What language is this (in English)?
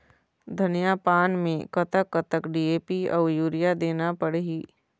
Chhattisgarhi